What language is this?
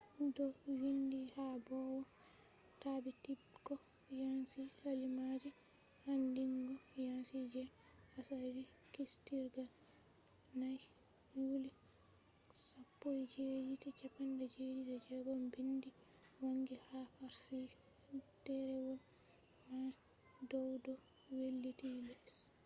Fula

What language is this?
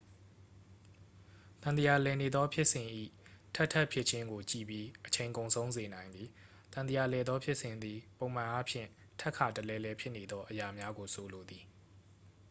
Burmese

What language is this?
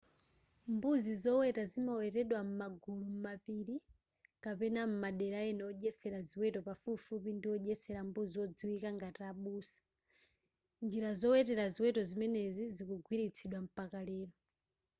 Nyanja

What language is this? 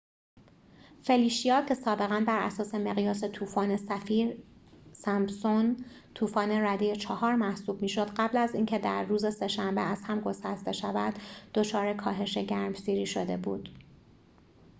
Persian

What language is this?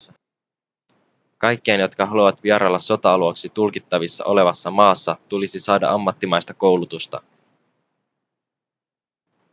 Finnish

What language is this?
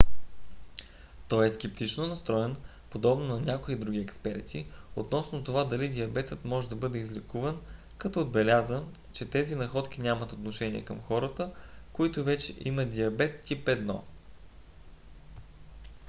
Bulgarian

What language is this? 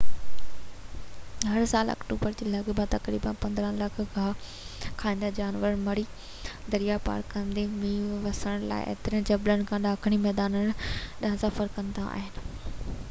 Sindhi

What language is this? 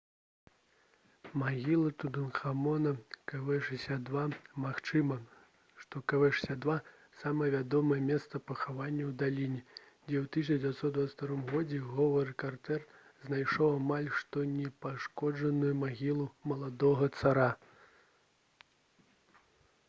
Belarusian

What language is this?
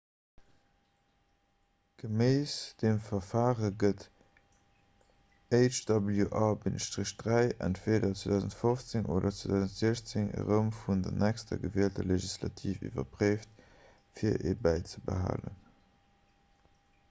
Luxembourgish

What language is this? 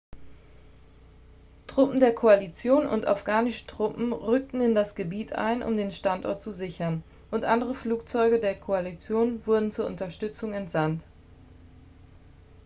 German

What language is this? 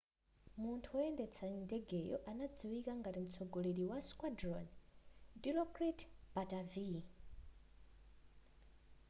Nyanja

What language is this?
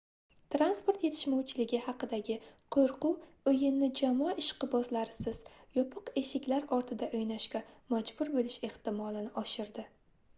Uzbek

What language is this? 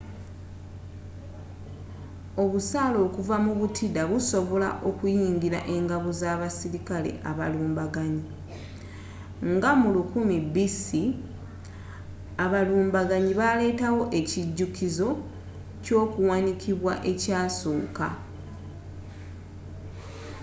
Ganda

